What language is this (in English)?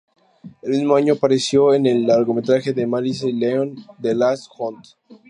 Spanish